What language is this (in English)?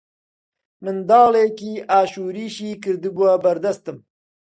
Central Kurdish